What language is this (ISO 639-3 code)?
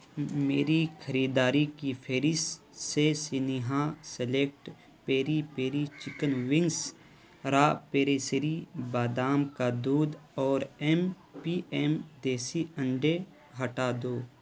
urd